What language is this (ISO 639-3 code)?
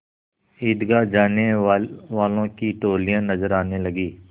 hin